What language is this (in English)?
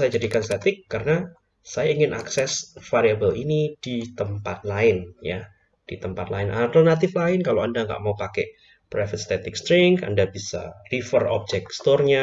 Indonesian